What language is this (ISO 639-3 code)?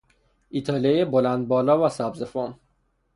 fas